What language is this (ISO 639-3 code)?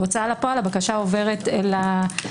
heb